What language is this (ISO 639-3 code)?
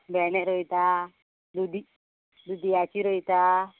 kok